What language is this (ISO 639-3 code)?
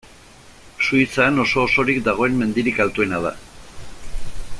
eus